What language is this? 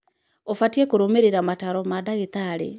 Kikuyu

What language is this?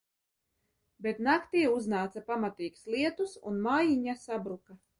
Latvian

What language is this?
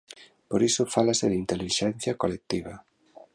Galician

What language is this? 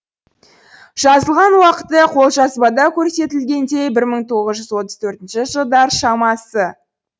Kazakh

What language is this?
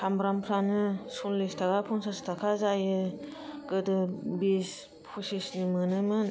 Bodo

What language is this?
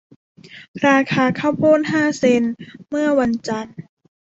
Thai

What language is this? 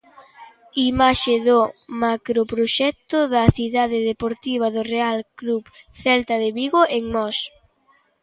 Galician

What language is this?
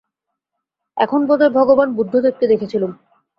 Bangla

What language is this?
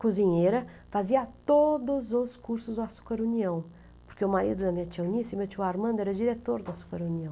Portuguese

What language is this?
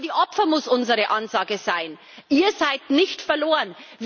German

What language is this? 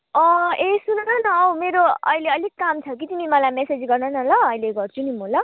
Nepali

